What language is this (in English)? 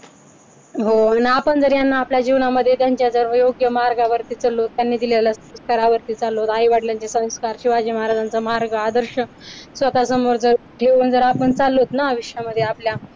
Marathi